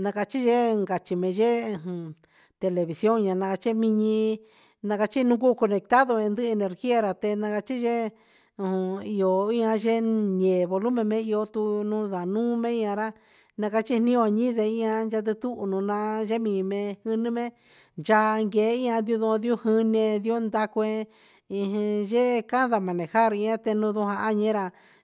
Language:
Huitepec Mixtec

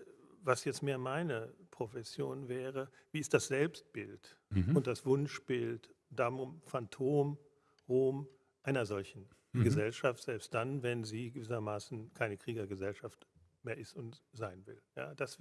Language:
German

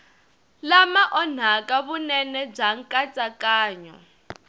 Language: Tsonga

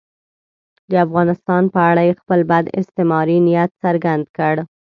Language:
Pashto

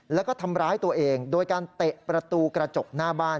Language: Thai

